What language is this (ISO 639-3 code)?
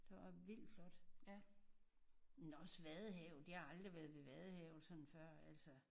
dan